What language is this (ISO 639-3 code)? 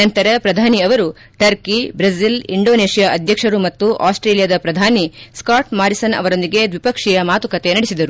kan